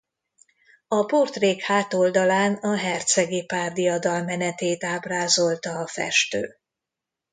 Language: Hungarian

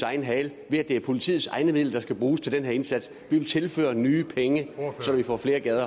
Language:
Danish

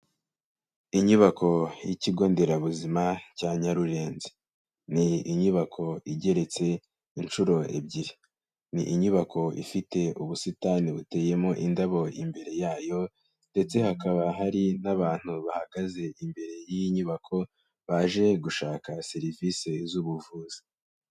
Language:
Kinyarwanda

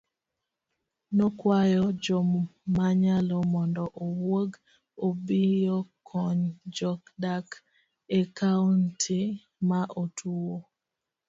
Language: Luo (Kenya and Tanzania)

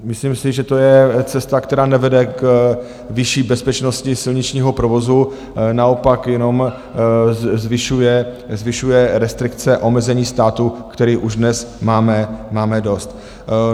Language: Czech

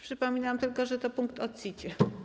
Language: Polish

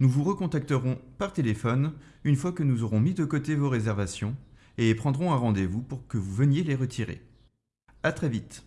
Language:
French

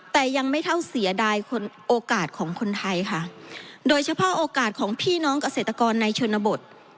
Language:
Thai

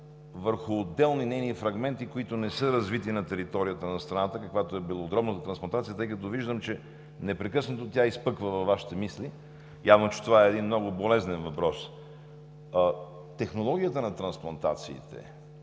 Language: Bulgarian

